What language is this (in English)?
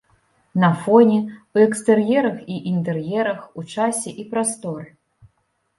Belarusian